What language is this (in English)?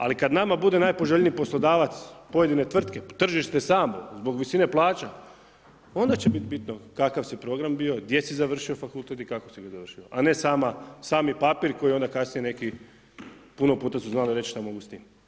Croatian